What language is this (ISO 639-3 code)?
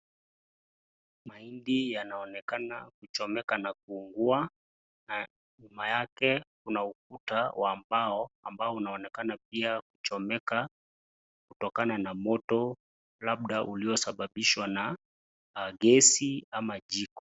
swa